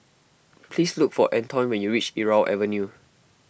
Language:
English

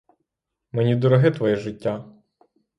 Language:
Ukrainian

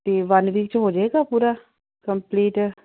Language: Punjabi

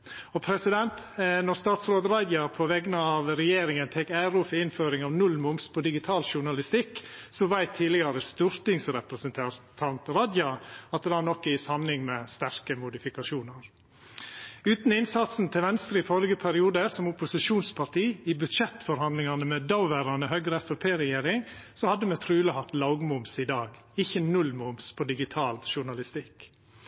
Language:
Norwegian Nynorsk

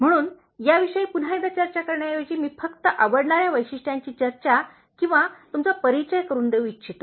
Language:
Marathi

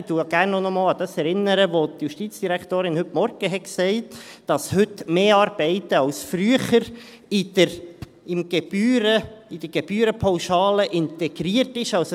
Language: Swiss German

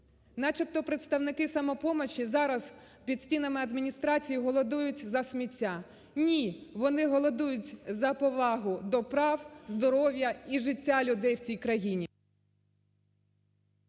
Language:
Ukrainian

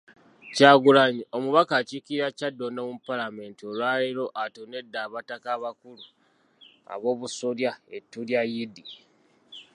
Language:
Ganda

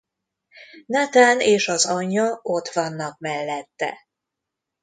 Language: Hungarian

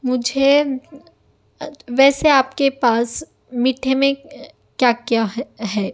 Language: Urdu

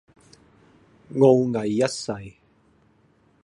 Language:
Cantonese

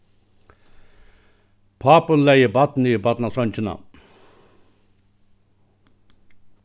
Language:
Faroese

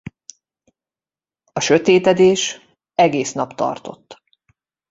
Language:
Hungarian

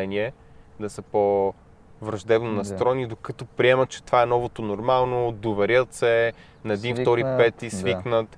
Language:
Bulgarian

